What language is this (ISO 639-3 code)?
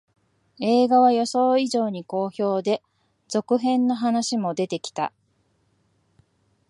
jpn